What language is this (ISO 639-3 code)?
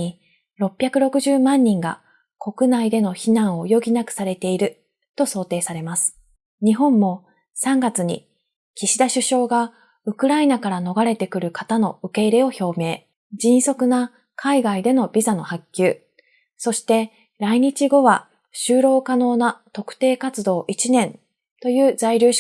jpn